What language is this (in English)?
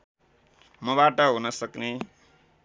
Nepali